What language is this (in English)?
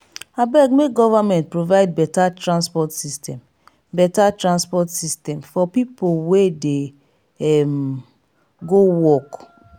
Nigerian Pidgin